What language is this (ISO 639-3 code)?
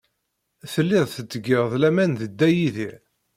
kab